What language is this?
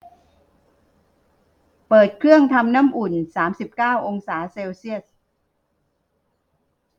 Thai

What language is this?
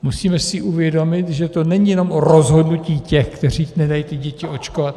Czech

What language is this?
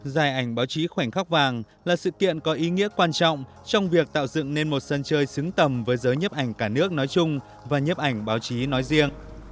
Vietnamese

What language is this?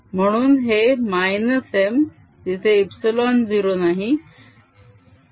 Marathi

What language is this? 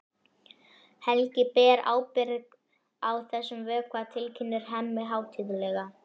Icelandic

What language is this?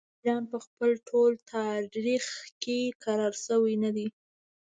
Pashto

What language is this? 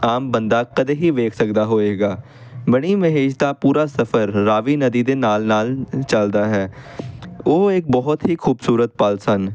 Punjabi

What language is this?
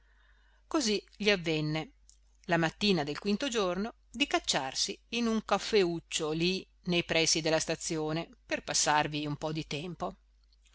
Italian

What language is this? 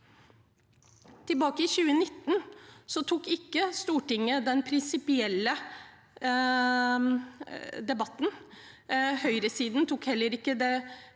Norwegian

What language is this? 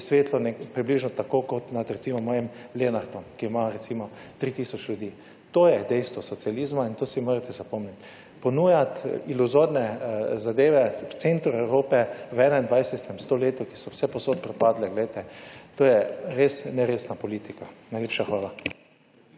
Slovenian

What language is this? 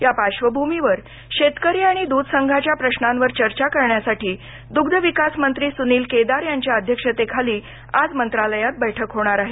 Marathi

